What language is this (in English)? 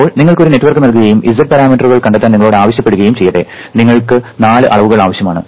Malayalam